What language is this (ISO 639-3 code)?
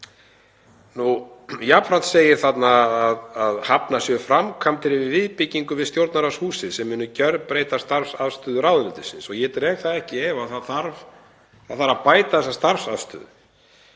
isl